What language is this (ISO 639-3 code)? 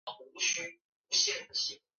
zho